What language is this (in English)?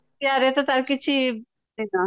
Odia